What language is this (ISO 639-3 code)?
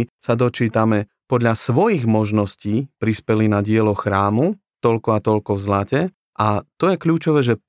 slk